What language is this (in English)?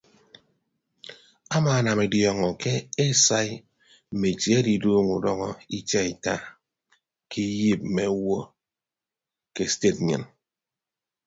Ibibio